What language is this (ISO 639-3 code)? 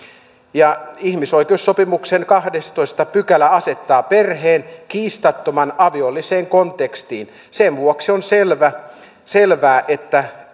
fin